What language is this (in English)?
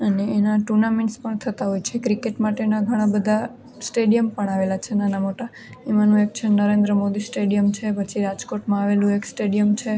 Gujarati